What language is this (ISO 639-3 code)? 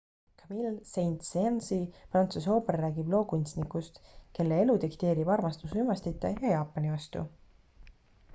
est